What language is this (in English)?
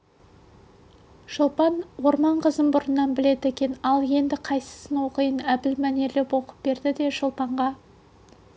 Kazakh